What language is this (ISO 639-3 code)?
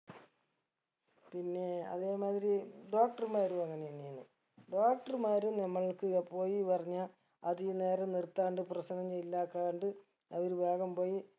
mal